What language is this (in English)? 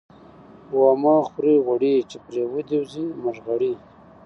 Pashto